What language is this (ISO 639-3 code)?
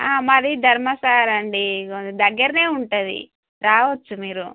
tel